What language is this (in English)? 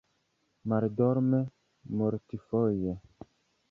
Esperanto